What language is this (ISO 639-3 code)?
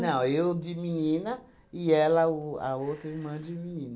por